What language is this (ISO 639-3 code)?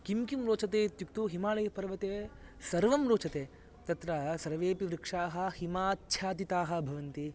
san